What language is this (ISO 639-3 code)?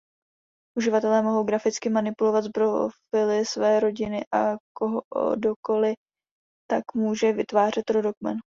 ces